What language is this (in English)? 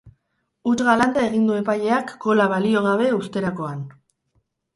Basque